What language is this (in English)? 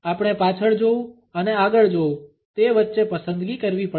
Gujarati